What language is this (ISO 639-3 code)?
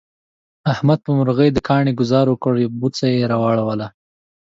pus